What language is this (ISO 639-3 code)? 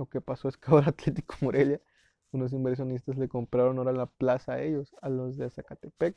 spa